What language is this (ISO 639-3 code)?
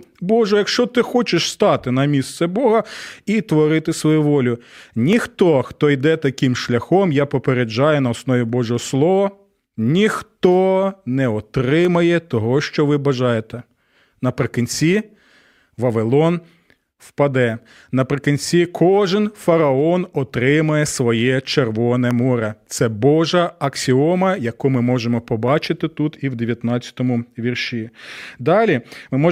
ukr